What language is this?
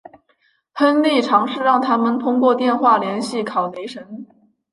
Chinese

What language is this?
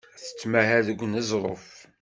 Kabyle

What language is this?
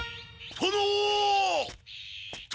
Japanese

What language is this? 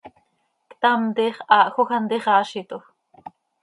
Seri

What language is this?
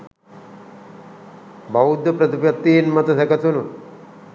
Sinhala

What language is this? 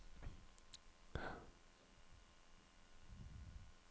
Norwegian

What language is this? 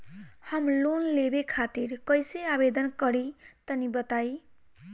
Bhojpuri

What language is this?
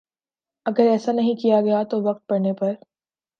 Urdu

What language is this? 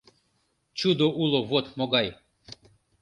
Mari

